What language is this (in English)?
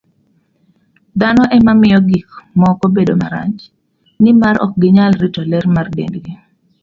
Luo (Kenya and Tanzania)